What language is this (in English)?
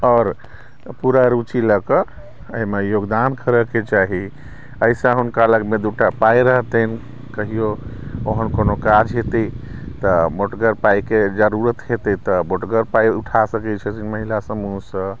Maithili